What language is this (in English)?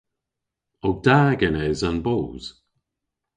Cornish